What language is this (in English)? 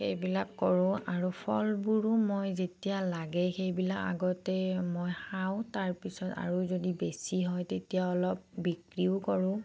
Assamese